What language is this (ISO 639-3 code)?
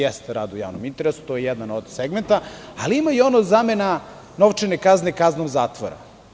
srp